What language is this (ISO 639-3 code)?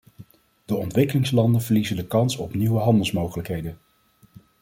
nld